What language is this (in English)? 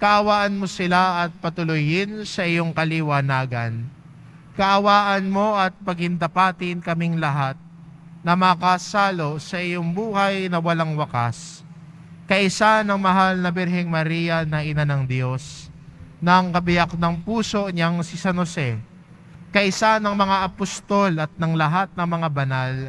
Filipino